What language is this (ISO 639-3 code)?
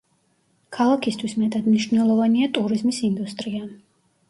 kat